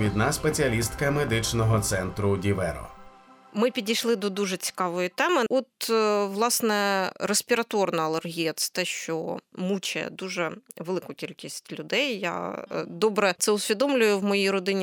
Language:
Ukrainian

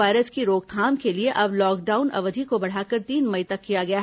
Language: Hindi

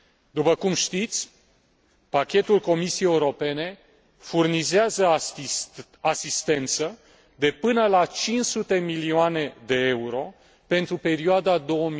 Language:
Romanian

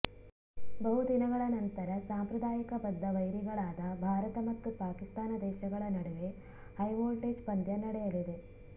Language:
Kannada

